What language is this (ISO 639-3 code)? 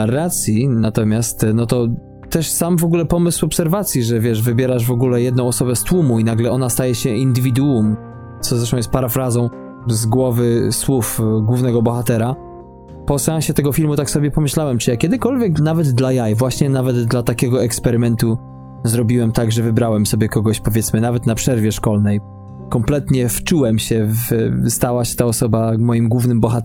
pol